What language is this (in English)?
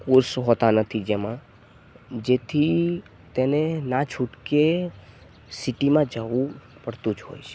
Gujarati